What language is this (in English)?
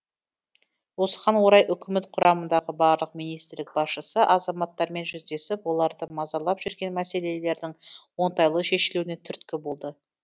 Kazakh